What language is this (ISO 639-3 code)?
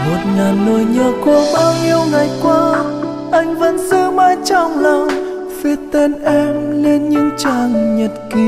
vie